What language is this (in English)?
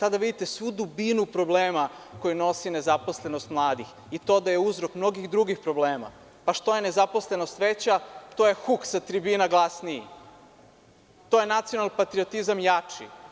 Serbian